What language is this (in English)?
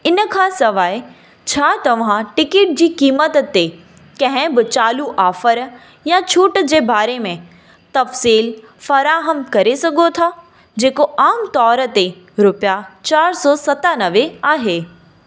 Sindhi